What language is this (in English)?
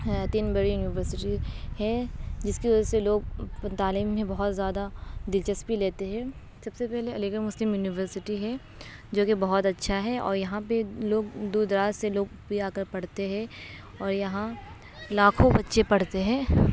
Urdu